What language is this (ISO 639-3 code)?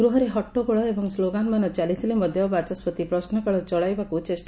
ori